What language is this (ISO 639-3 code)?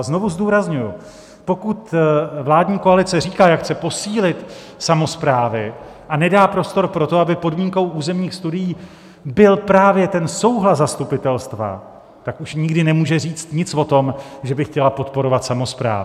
ces